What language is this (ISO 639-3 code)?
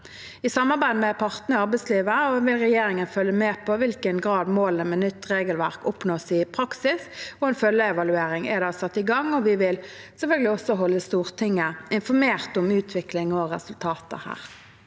nor